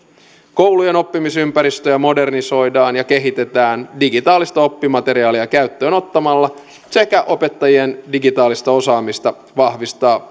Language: Finnish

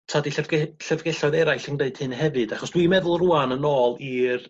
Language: Welsh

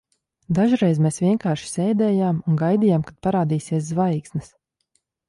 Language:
Latvian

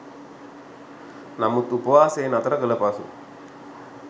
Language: Sinhala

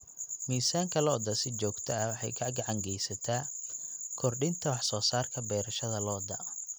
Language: Somali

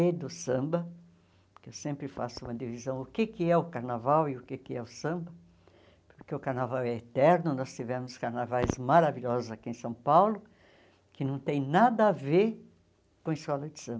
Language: Portuguese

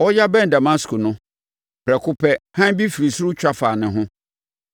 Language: Akan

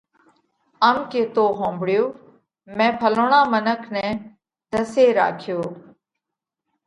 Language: Parkari Koli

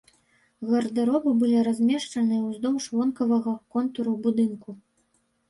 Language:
Belarusian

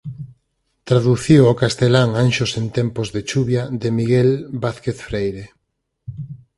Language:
Galician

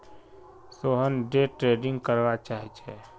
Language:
Magahi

